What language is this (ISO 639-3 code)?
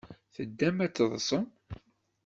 kab